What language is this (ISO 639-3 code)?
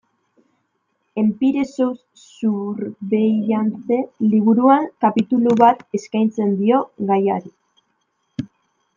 eus